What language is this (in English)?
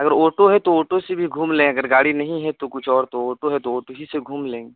Urdu